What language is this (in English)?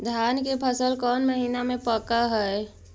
Magahi